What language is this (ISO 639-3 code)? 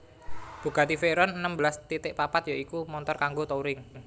jav